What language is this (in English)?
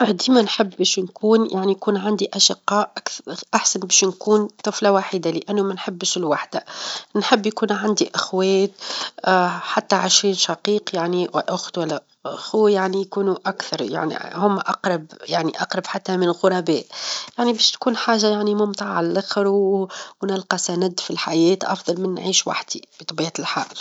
Tunisian Arabic